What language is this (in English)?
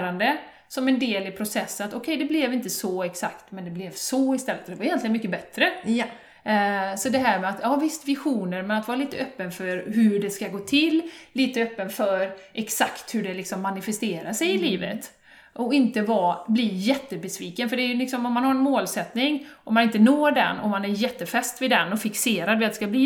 Swedish